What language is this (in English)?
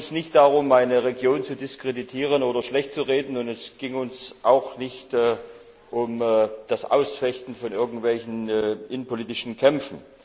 German